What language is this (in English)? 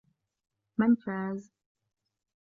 Arabic